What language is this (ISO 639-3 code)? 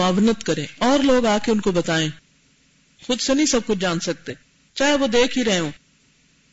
urd